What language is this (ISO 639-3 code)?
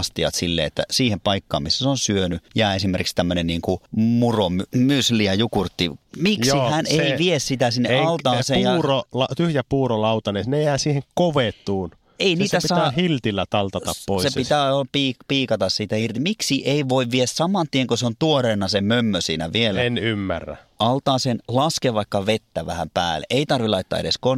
fin